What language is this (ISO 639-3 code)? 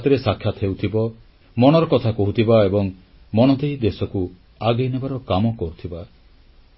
ori